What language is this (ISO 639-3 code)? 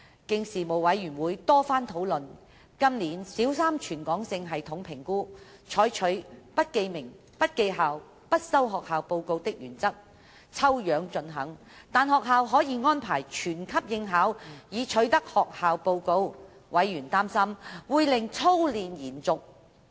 yue